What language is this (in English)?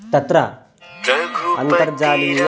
Sanskrit